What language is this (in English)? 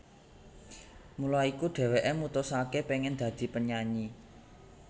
Javanese